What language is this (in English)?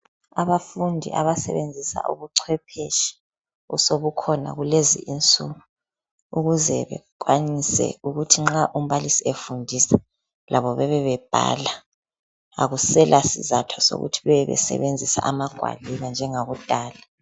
North Ndebele